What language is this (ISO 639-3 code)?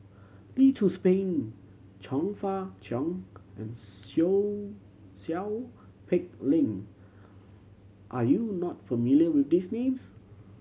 eng